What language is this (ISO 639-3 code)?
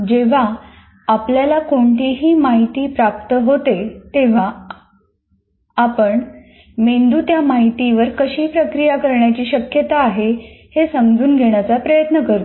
mar